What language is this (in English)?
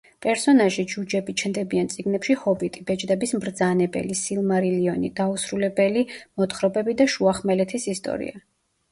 Georgian